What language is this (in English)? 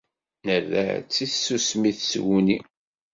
Kabyle